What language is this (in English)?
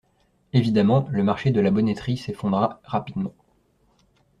French